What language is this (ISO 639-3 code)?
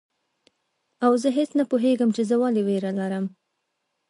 pus